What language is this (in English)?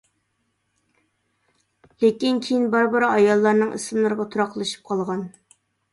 Uyghur